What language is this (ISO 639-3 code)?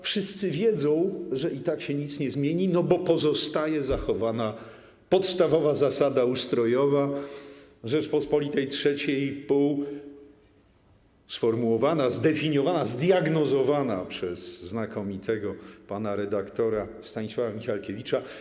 pol